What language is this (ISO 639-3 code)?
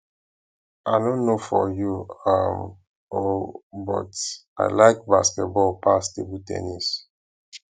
pcm